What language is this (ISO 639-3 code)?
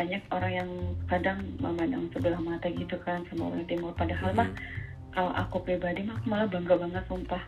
ind